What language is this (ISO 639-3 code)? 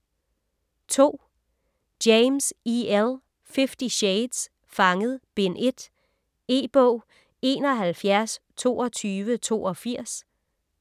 dan